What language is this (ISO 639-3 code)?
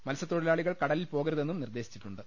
mal